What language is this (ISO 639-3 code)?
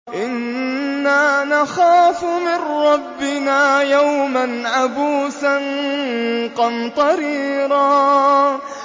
ara